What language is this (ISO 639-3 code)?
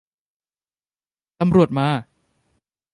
tha